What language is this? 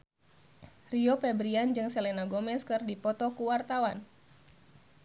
Sundanese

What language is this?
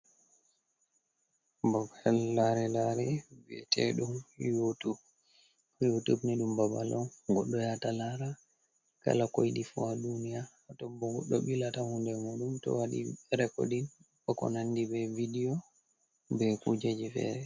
Fula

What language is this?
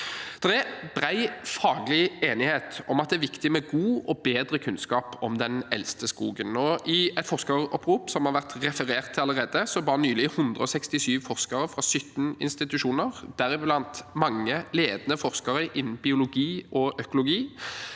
Norwegian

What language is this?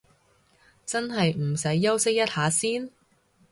Cantonese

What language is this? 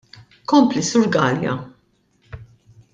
Maltese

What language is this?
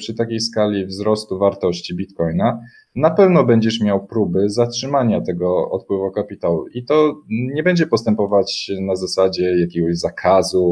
Polish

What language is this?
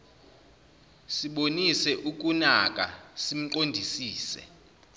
Zulu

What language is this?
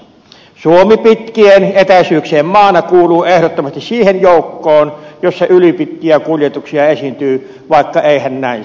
Finnish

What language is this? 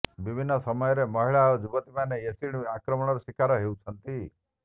Odia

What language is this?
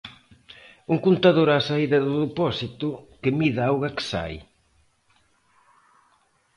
Galician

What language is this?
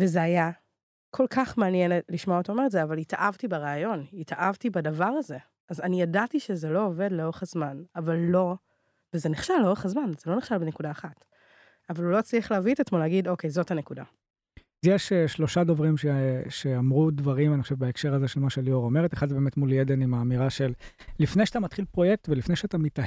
Hebrew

